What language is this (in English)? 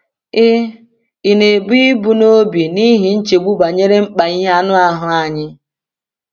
Igbo